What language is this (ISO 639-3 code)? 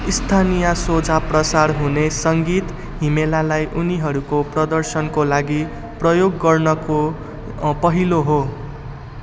nep